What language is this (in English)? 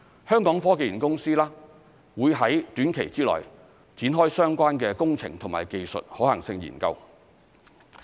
Cantonese